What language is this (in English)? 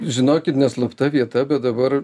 Lithuanian